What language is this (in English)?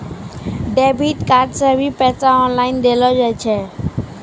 Maithili